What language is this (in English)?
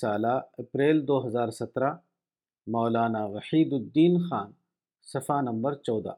Urdu